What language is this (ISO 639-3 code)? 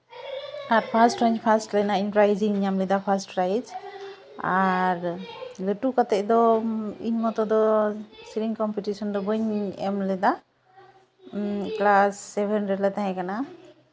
sat